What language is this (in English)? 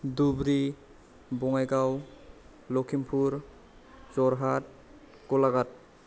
Bodo